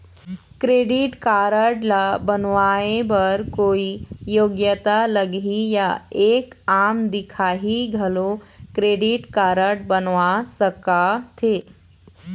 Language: Chhattisgarhi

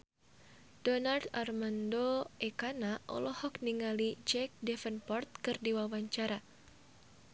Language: Sundanese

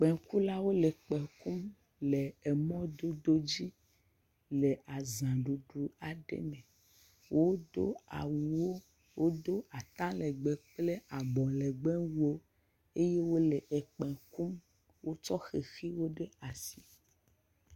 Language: Ewe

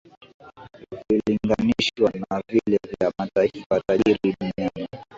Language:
Swahili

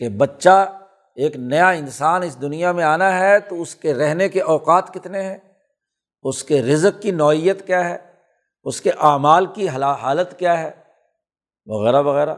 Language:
Urdu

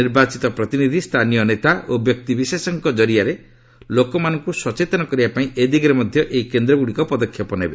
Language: Odia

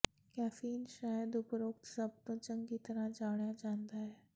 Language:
Punjabi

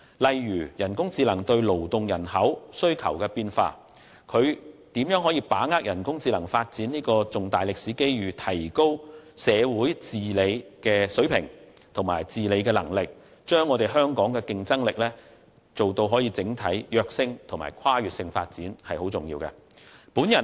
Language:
Cantonese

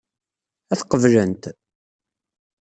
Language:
Kabyle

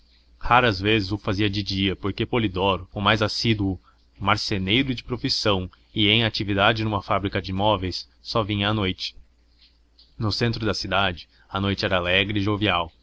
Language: Portuguese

